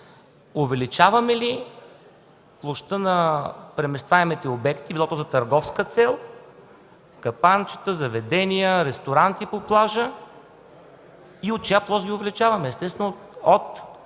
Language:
Bulgarian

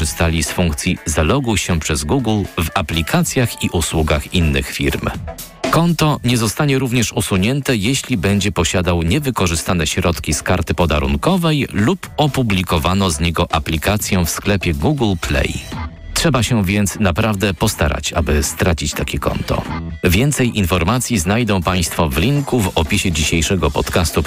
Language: Polish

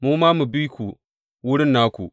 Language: Hausa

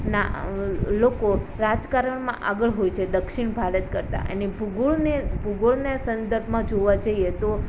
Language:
Gujarati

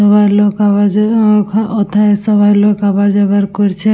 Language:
Bangla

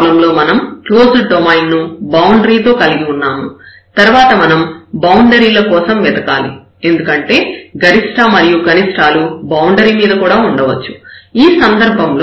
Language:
Telugu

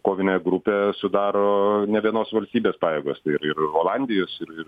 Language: Lithuanian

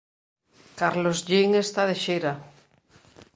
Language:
Galician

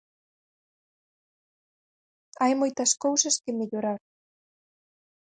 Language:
Galician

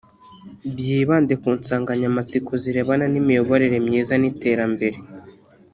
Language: Kinyarwanda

